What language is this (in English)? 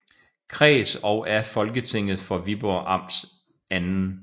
Danish